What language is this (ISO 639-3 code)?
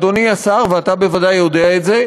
heb